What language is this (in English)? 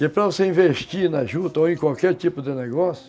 Portuguese